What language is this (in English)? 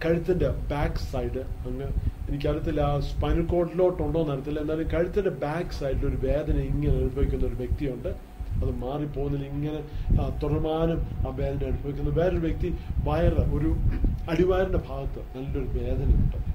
Malayalam